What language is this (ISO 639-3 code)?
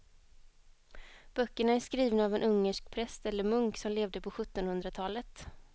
swe